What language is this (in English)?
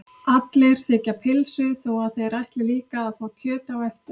Icelandic